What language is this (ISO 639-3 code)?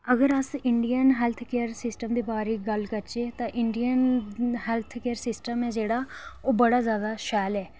doi